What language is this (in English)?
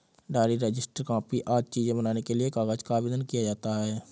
Hindi